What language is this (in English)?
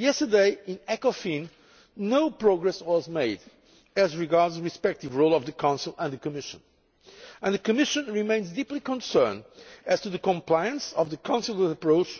English